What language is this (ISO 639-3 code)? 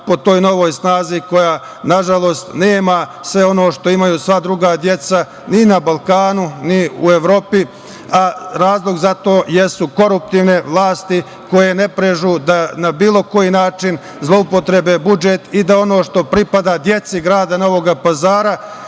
srp